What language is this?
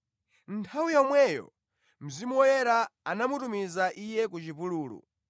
Nyanja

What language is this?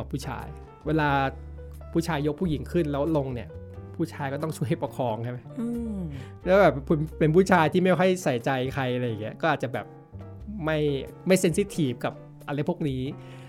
Thai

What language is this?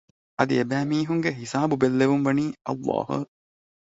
Divehi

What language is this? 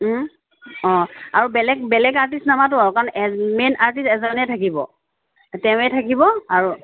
Assamese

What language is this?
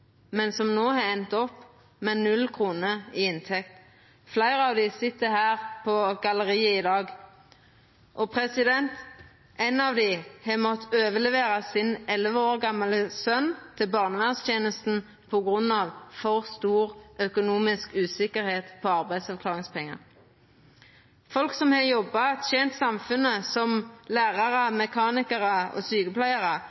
Norwegian Nynorsk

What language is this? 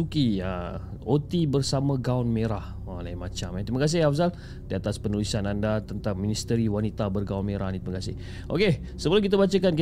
Malay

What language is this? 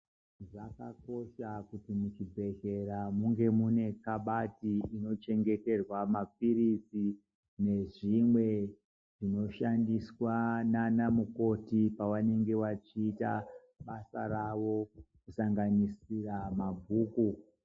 Ndau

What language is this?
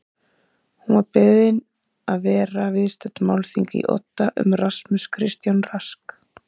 Icelandic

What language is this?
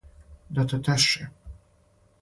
Serbian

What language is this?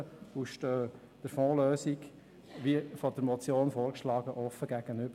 Swiss German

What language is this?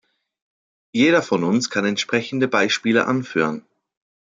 German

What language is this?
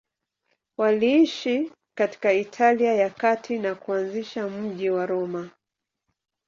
Swahili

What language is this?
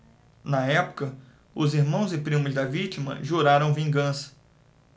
Portuguese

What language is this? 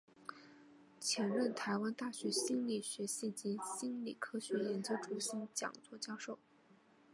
Chinese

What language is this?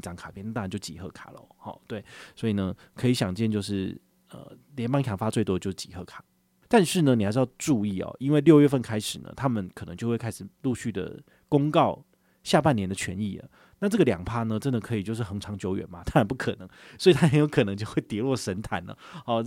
Chinese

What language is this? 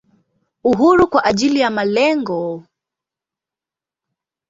Swahili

